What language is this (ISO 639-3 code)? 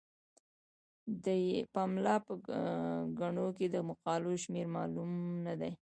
pus